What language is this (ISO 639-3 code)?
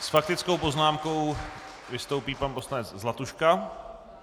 ces